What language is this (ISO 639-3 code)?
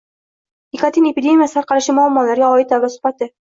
uzb